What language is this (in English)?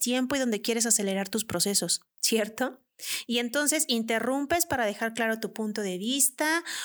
Spanish